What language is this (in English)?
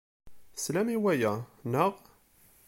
Kabyle